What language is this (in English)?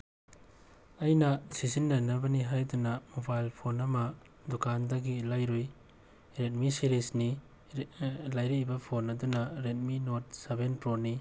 Manipuri